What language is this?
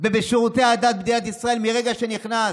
Hebrew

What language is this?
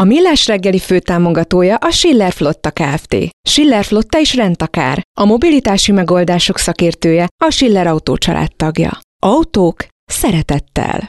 Hungarian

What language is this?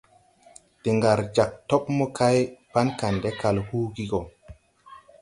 Tupuri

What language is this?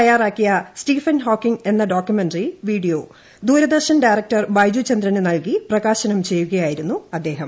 Malayalam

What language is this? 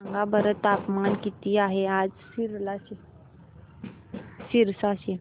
Marathi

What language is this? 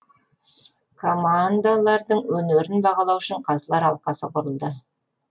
Kazakh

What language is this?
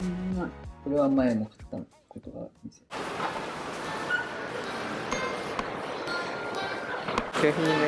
Japanese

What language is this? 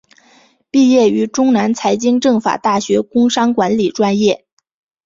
Chinese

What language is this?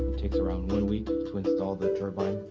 English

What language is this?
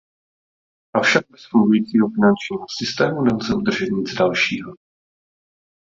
Czech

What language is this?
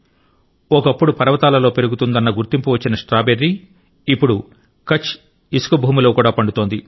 Telugu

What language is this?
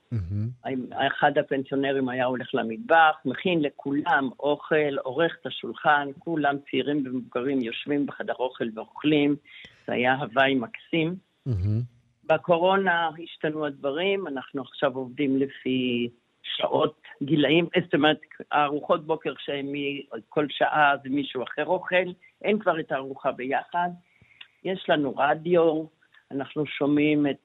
Hebrew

